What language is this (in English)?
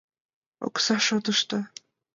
Mari